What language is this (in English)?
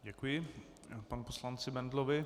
Czech